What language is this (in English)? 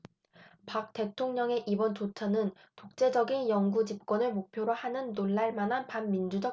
Korean